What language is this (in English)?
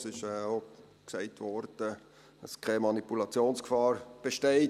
Swiss German